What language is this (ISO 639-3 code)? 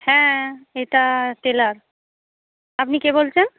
ben